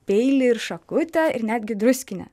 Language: Lithuanian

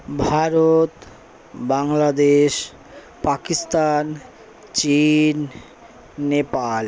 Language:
Bangla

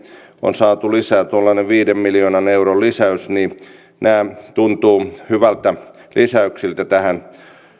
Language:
Finnish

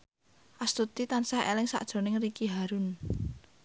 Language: Javanese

